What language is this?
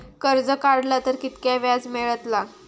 Marathi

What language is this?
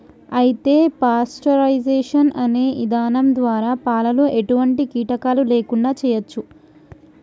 Telugu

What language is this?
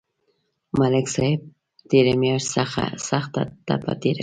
Pashto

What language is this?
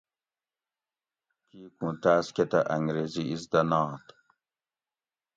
Gawri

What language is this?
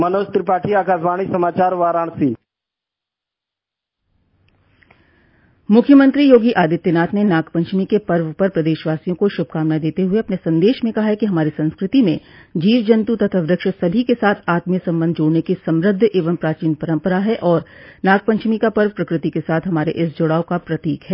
Hindi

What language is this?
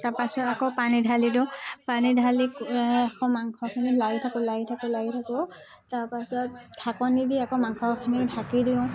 Assamese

